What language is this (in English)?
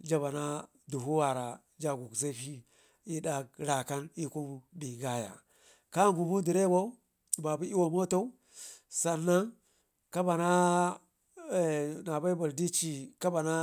Ngizim